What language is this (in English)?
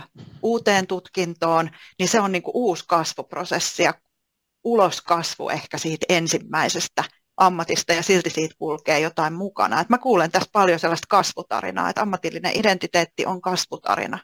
Finnish